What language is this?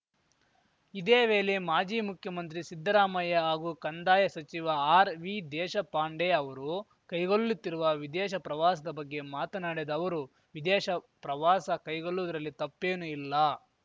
Kannada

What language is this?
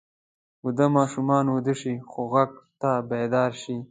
Pashto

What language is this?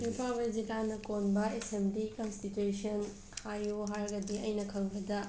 Manipuri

